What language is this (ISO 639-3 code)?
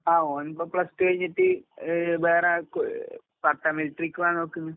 mal